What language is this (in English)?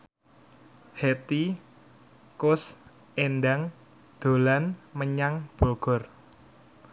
Javanese